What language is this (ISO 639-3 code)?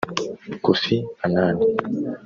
kin